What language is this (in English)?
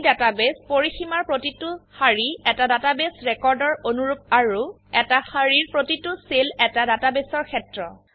Assamese